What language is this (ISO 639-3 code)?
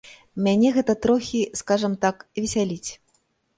bel